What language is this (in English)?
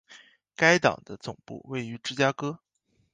Chinese